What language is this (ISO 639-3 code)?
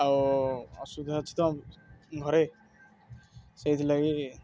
ori